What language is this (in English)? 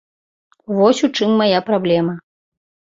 Belarusian